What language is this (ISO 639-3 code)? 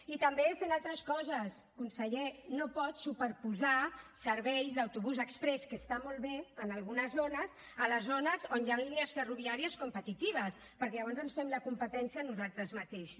cat